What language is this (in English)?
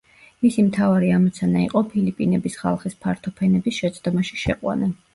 Georgian